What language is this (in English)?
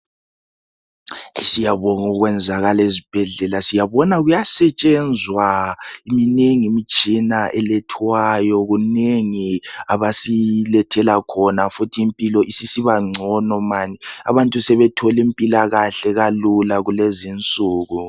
North Ndebele